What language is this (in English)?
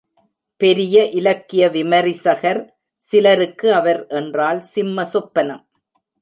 Tamil